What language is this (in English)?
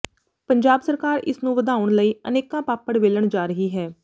Punjabi